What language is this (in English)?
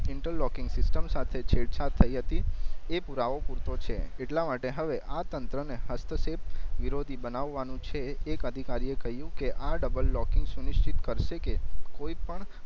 Gujarati